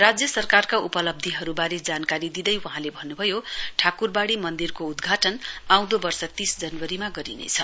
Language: Nepali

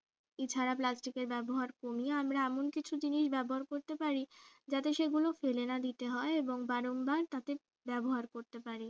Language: Bangla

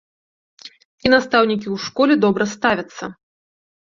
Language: Belarusian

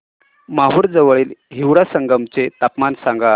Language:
Marathi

